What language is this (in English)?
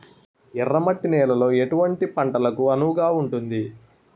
Telugu